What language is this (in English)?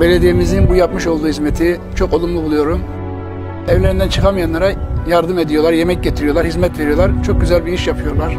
Turkish